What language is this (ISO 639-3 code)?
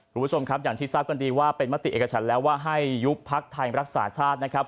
tha